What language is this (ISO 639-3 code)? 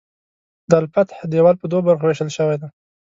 pus